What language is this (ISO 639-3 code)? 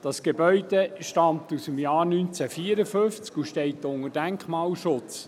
gsw